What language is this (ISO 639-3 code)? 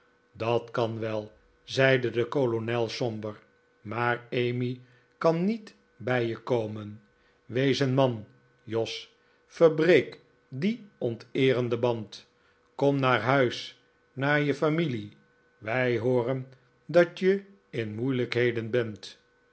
nld